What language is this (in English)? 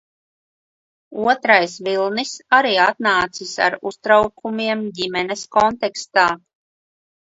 Latvian